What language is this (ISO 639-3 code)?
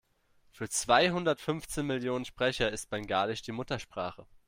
deu